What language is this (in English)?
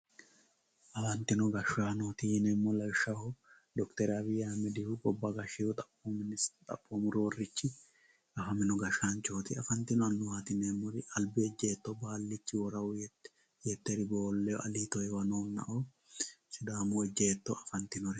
Sidamo